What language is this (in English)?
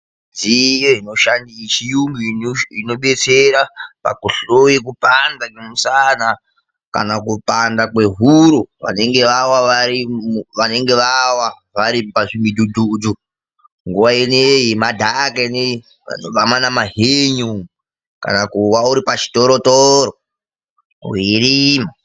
Ndau